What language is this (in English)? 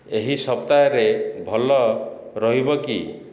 Odia